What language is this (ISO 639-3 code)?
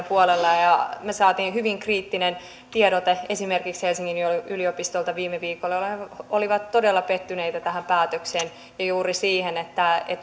fin